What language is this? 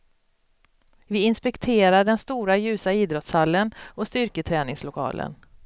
Swedish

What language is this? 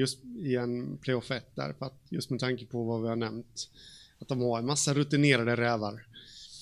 Swedish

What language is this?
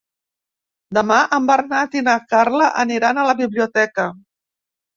Catalan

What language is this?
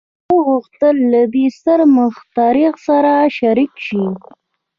Pashto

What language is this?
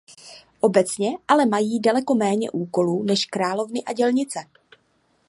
Czech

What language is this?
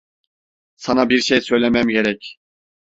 Turkish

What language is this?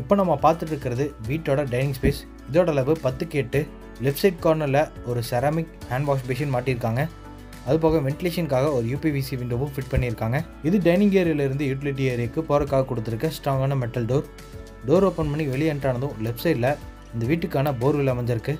Tamil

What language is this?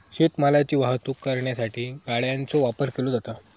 Marathi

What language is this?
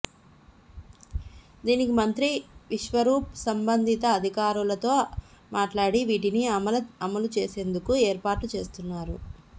Telugu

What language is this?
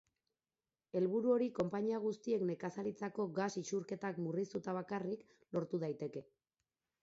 Basque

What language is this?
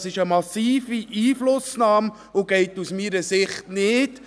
Swiss German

